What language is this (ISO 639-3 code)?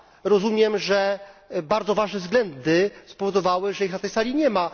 pol